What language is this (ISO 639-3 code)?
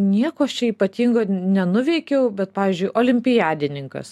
lit